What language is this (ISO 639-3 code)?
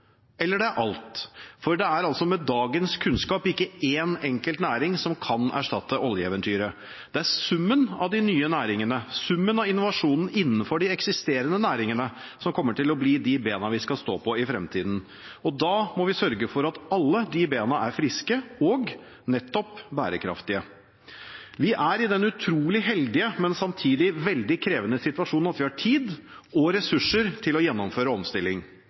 nob